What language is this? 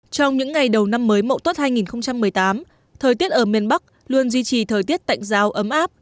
Vietnamese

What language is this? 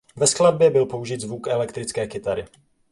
Czech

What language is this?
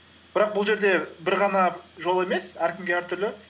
Kazakh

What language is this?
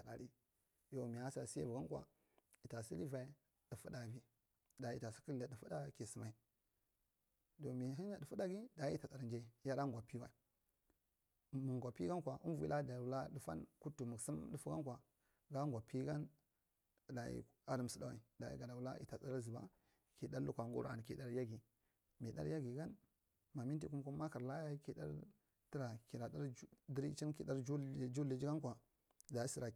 Marghi Central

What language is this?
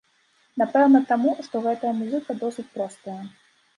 Belarusian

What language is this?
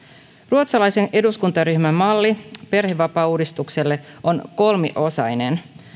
Finnish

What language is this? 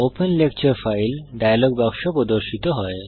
Bangla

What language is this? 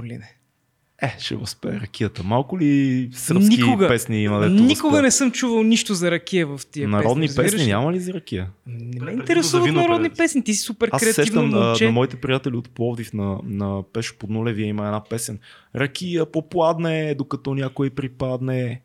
Bulgarian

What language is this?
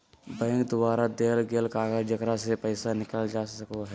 Magahi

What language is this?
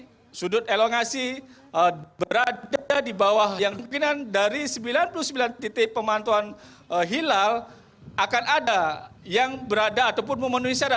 Indonesian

